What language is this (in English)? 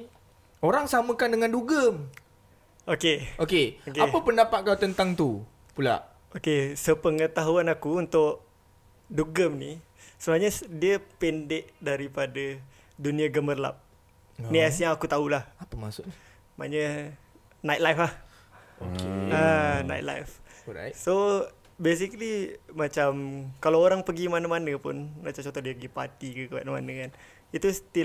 Malay